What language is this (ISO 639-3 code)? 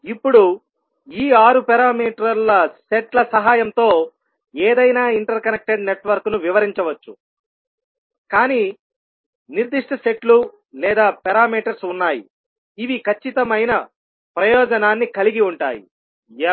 tel